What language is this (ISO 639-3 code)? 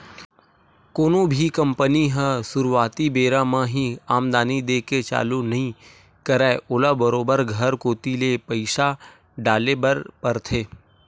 hne